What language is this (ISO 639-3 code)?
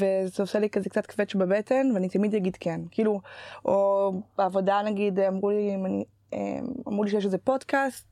heb